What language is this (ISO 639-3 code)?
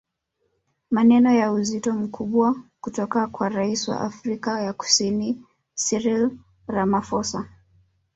swa